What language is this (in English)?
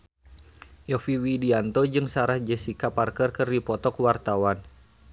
Sundanese